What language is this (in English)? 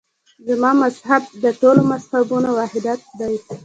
Pashto